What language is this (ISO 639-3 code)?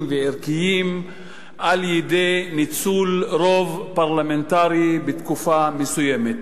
heb